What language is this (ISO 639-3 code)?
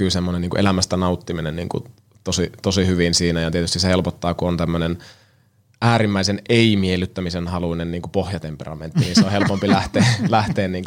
fin